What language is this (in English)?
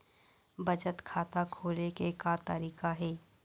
Chhattisgarhi